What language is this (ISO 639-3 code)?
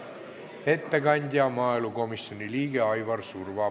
est